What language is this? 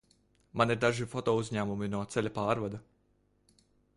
Latvian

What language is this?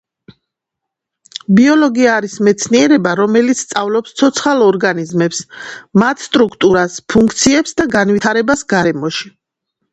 Georgian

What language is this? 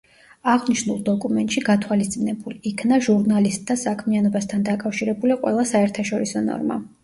Georgian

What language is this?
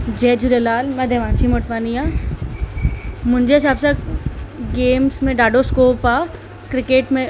Sindhi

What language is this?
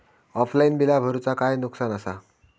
Marathi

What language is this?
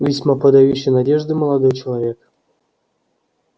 Russian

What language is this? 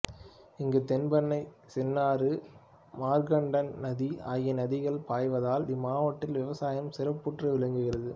Tamil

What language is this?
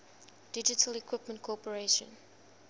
English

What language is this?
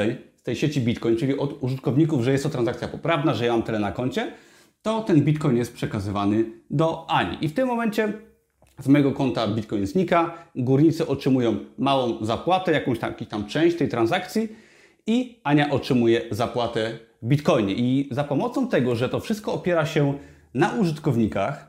Polish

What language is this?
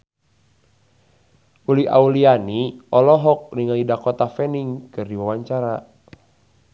Sundanese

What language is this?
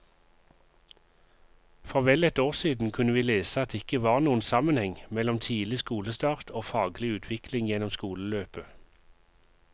Norwegian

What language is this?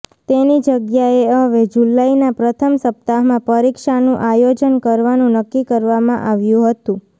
Gujarati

